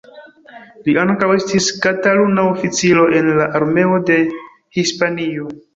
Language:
Esperanto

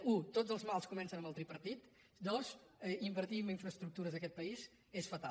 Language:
Catalan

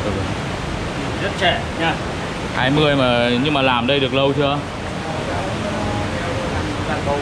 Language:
Vietnamese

